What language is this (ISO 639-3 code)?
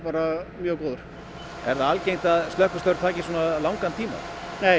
isl